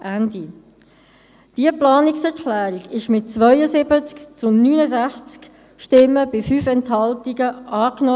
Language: Swiss German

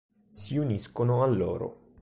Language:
Italian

